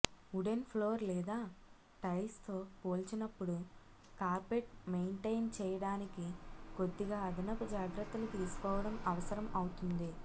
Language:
Telugu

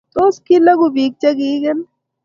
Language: Kalenjin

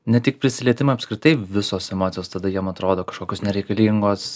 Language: Lithuanian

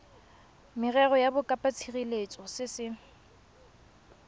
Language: Tswana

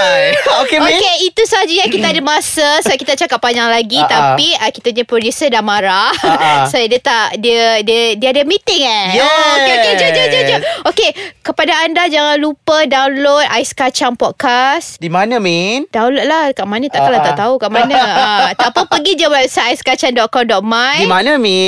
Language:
Malay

